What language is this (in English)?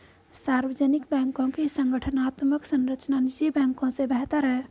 Hindi